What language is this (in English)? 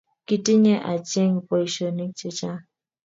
Kalenjin